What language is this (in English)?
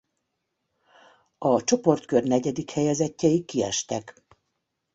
Hungarian